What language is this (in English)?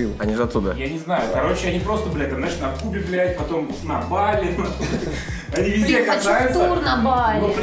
Russian